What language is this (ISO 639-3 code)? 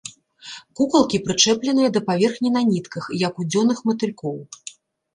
bel